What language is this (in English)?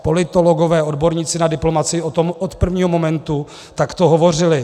Czech